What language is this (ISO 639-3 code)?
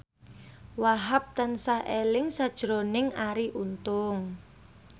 jav